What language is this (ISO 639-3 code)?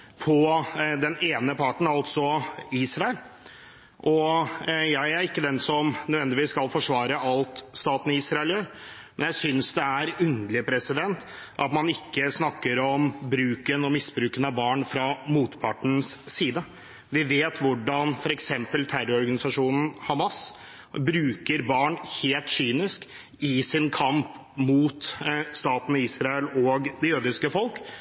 nob